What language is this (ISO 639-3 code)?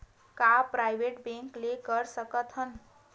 hne